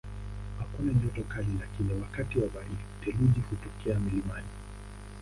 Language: Swahili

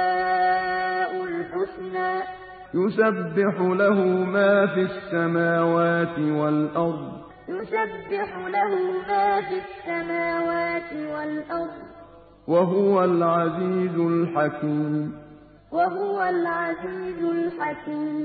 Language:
Arabic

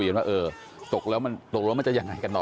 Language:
Thai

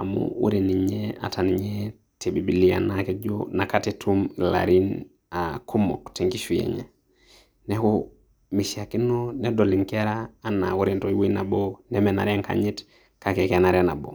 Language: Masai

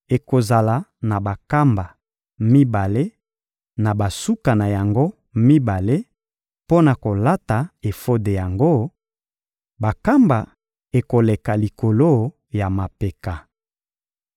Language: Lingala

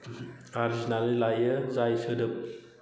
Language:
Bodo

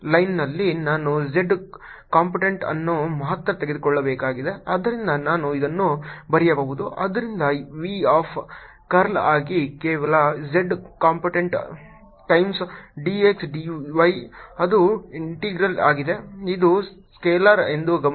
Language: Kannada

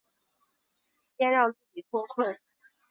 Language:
Chinese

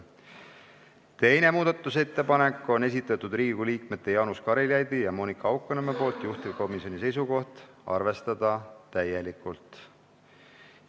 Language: Estonian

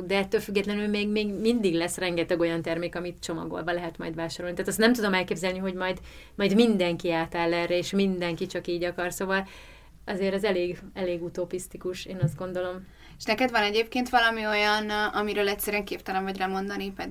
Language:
Hungarian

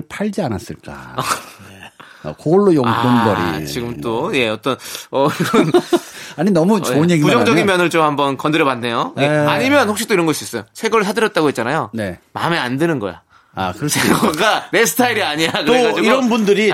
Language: Korean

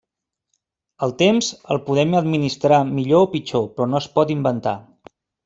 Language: Catalan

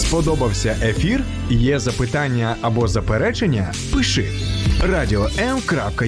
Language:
Ukrainian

